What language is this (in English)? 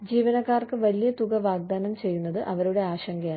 Malayalam